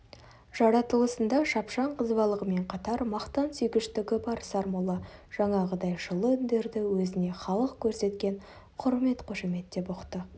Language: Kazakh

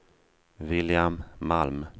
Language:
Swedish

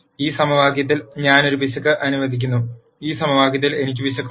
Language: Malayalam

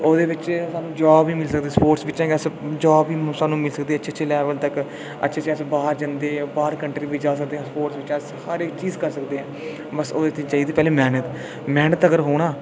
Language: Dogri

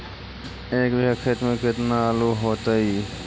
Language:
Magahi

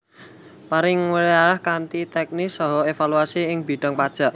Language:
Javanese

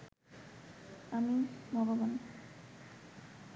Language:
Bangla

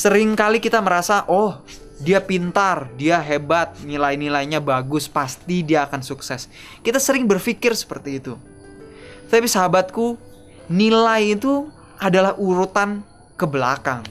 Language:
Indonesian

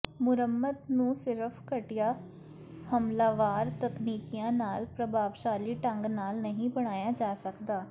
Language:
Punjabi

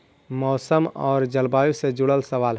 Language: Magahi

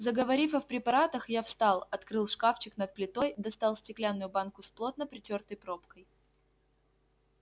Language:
Russian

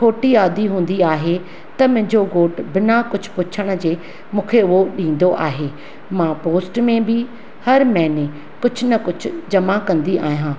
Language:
Sindhi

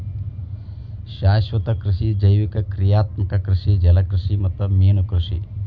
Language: Kannada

